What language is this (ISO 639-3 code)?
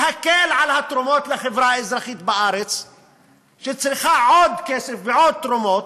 heb